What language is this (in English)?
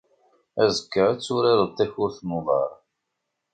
Kabyle